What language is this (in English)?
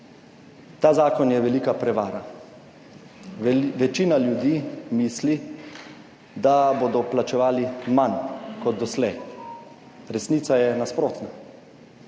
Slovenian